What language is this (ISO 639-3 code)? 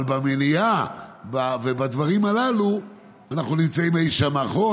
heb